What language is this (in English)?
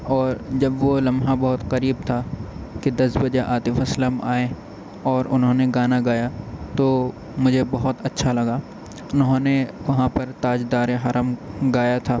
Urdu